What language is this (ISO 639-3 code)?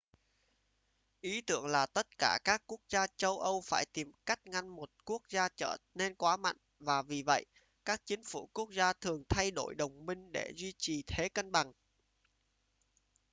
vie